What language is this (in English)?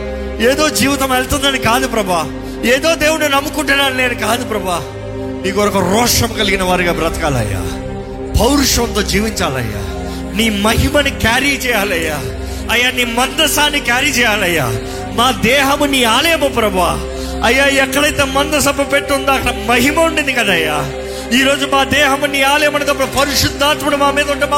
Telugu